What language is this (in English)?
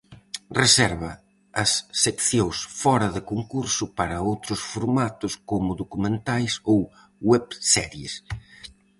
Galician